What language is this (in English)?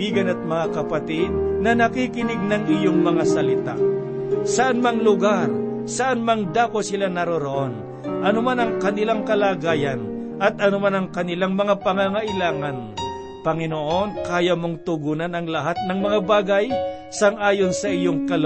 Filipino